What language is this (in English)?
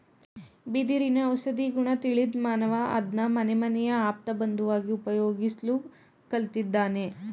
Kannada